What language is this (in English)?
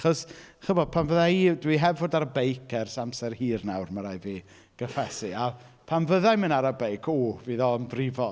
Welsh